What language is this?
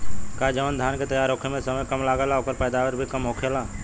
Bhojpuri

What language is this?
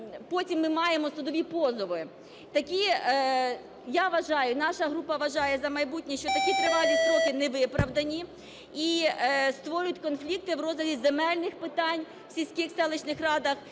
Ukrainian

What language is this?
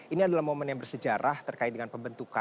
Indonesian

